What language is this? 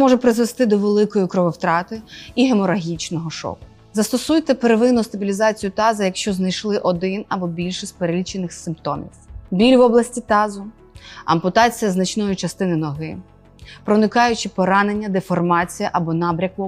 Ukrainian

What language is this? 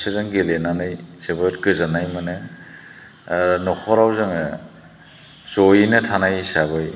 Bodo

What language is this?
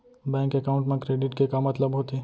Chhattisgarhi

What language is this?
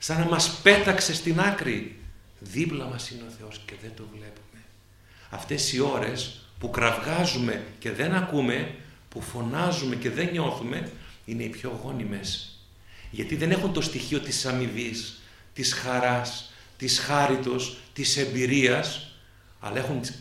Greek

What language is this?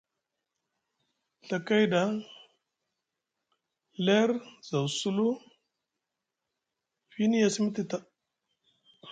Musgu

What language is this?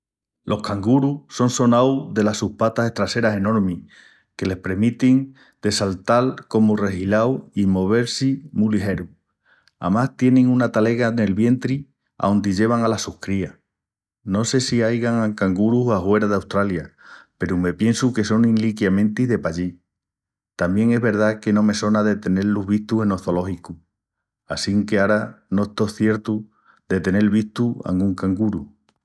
Extremaduran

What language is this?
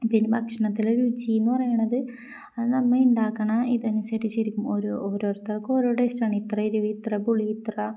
Malayalam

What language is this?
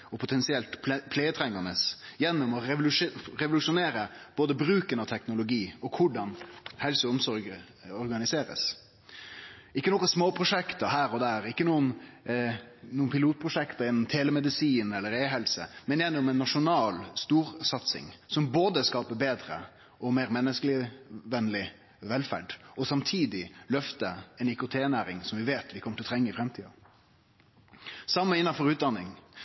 Norwegian Nynorsk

